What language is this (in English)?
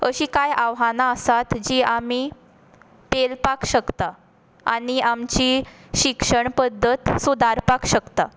Konkani